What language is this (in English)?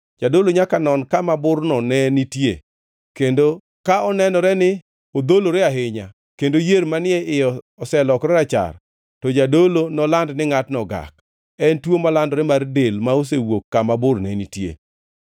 Luo (Kenya and Tanzania)